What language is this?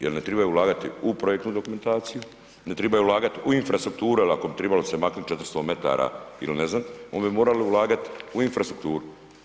Croatian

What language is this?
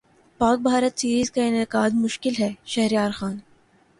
Urdu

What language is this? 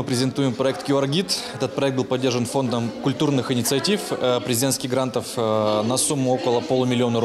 Russian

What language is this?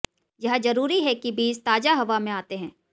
Hindi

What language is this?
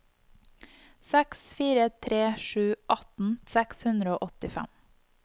Norwegian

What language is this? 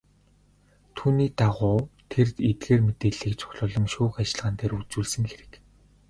Mongolian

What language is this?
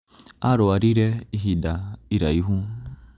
Kikuyu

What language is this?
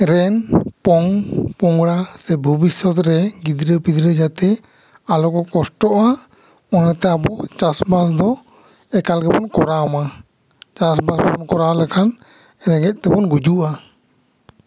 Santali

